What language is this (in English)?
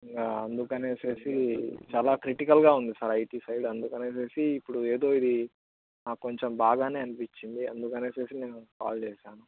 Telugu